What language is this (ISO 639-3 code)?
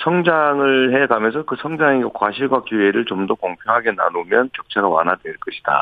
kor